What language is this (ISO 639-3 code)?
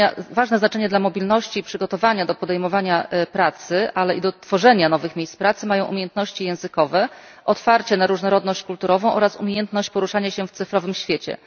pol